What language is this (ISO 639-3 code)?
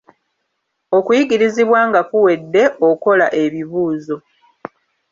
lug